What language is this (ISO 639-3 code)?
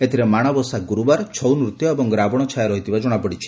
ori